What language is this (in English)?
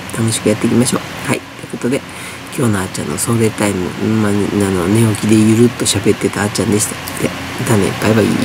Japanese